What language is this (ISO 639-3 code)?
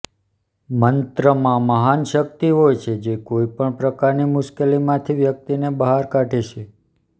guj